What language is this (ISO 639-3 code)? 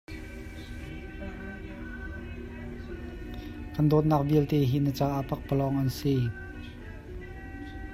cnh